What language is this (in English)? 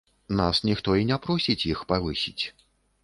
Belarusian